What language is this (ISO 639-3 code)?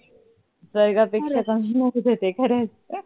mar